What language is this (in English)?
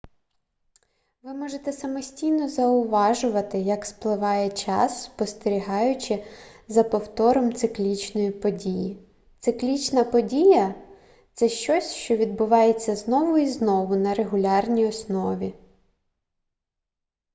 Ukrainian